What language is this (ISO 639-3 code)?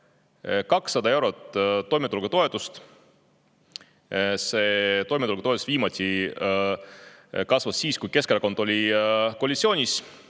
est